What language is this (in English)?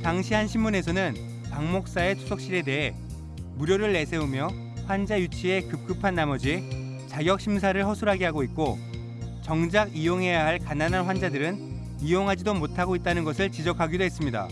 Korean